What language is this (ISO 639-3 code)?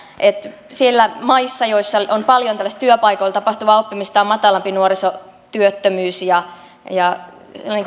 fin